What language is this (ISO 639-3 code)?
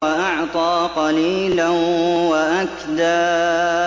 ara